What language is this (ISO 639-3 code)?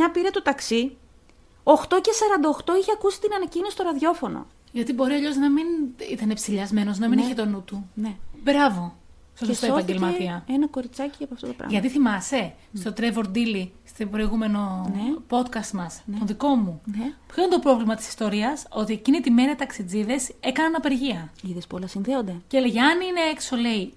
ell